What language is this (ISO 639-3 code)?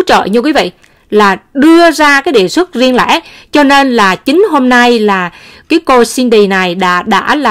vie